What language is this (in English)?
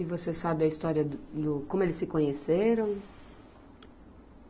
Portuguese